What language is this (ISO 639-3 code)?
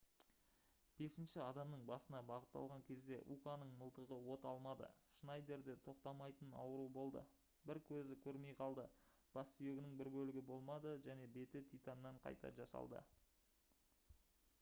kaz